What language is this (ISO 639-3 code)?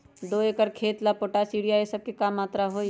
mag